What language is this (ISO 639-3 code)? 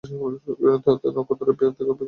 ben